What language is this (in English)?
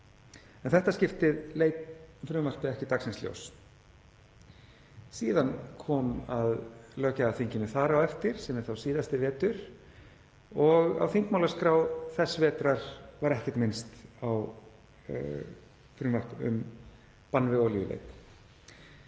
Icelandic